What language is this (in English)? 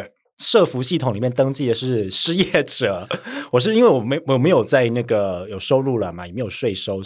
Chinese